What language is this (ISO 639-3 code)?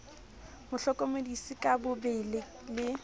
sot